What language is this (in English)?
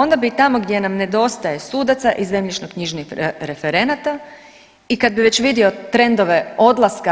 Croatian